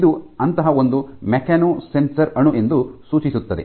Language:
Kannada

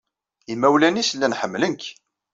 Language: Kabyle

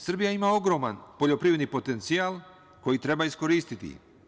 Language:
Serbian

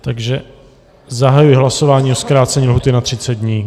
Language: Czech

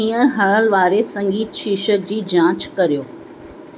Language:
Sindhi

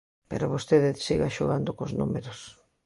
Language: Galician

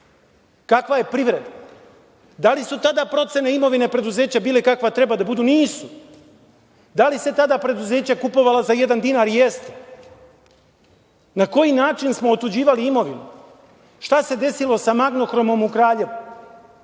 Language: Serbian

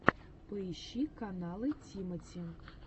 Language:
Russian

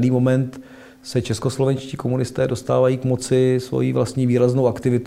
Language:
Czech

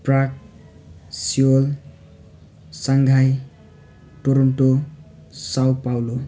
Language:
Nepali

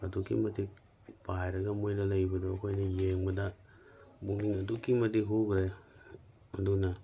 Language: Manipuri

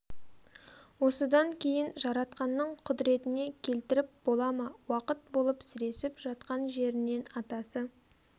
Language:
Kazakh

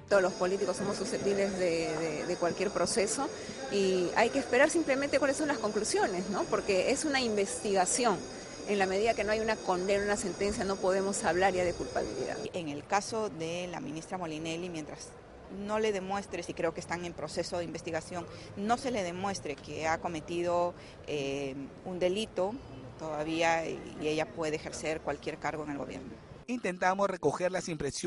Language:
Spanish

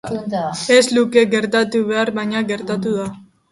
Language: Basque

